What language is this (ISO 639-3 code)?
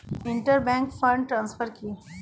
ben